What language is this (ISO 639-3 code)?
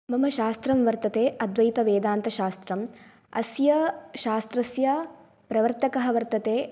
san